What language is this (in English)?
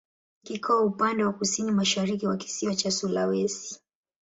Swahili